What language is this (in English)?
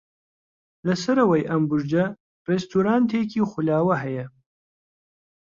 Central Kurdish